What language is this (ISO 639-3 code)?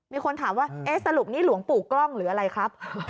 tha